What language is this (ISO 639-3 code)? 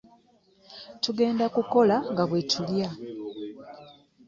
lug